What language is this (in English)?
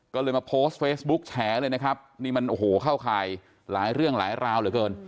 Thai